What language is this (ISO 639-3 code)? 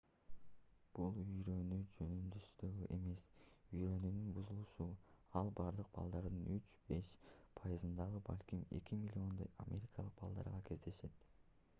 kir